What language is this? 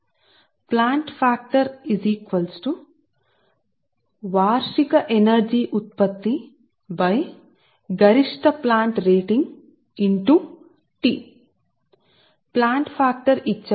Telugu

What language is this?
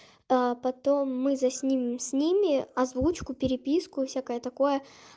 Russian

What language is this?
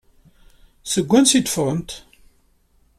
Kabyle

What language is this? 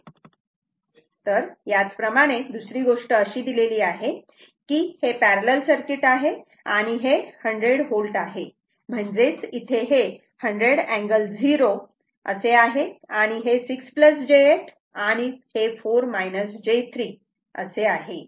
Marathi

